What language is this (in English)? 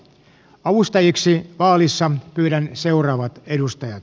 Finnish